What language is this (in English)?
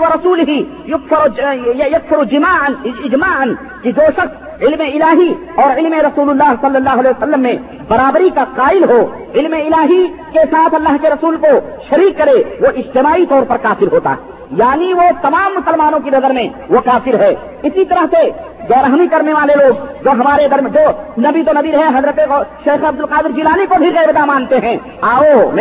Urdu